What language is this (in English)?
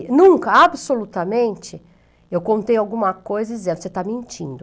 Portuguese